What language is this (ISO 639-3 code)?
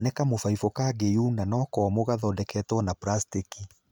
kik